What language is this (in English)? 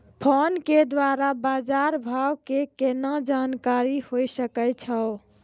Maithili